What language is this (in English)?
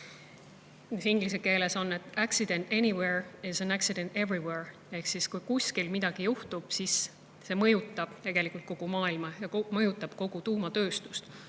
Estonian